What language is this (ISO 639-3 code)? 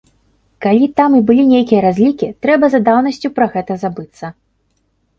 bel